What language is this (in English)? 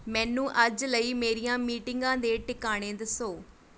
Punjabi